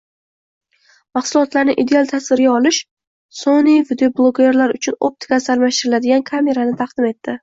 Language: Uzbek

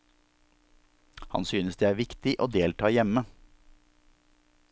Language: Norwegian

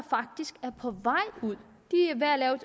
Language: Danish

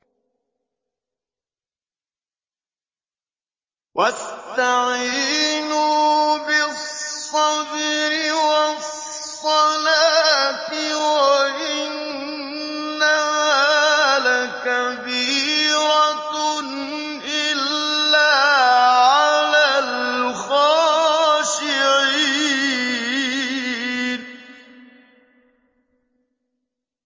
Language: Arabic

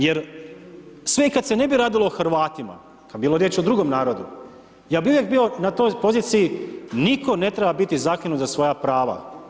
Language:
Croatian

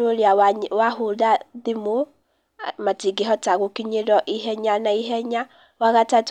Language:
Kikuyu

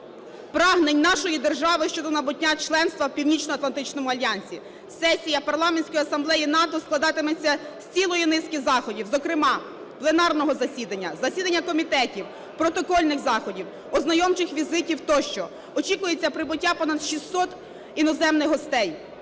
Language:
Ukrainian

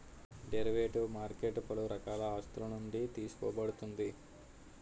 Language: Telugu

